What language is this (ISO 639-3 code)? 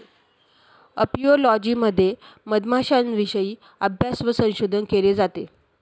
mar